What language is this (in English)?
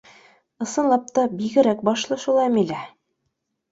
Bashkir